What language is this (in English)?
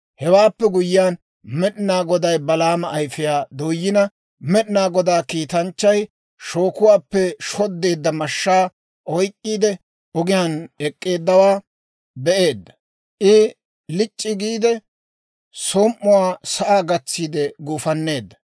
Dawro